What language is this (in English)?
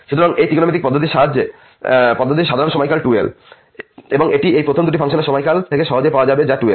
Bangla